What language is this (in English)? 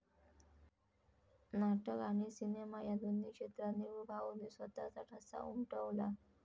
Marathi